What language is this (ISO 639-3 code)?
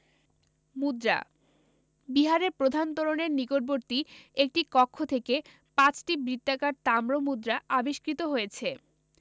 ben